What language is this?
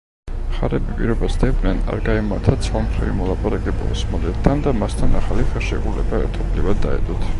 Georgian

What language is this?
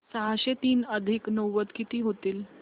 Marathi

